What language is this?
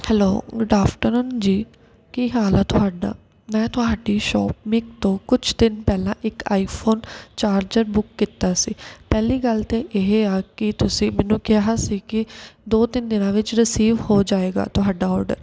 Punjabi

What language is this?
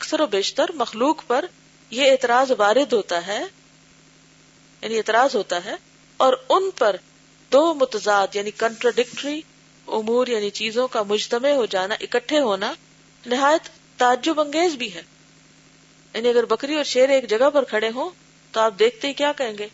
Urdu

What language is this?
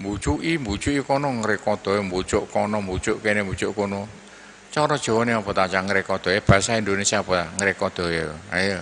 Indonesian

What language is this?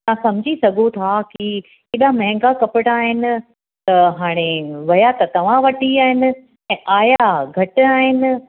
Sindhi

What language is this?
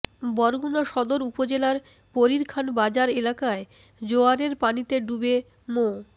Bangla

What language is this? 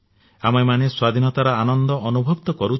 Odia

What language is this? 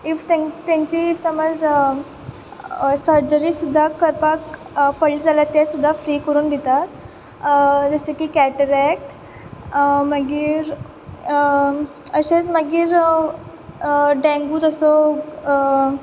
Konkani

